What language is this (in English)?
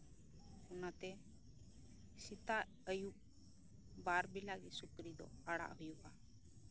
Santali